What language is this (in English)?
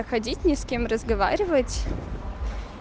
Russian